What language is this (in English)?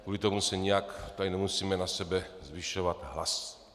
Czech